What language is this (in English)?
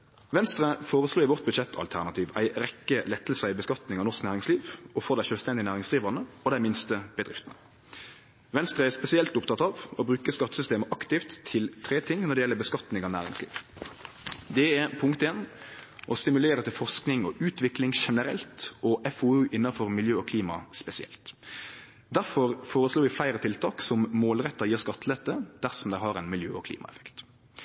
Norwegian Nynorsk